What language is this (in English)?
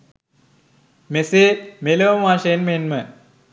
Sinhala